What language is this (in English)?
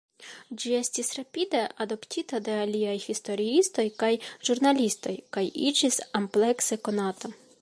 Esperanto